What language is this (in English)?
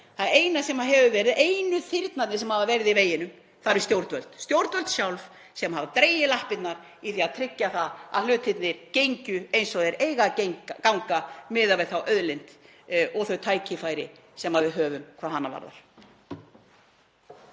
Icelandic